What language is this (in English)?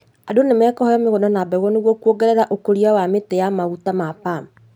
Kikuyu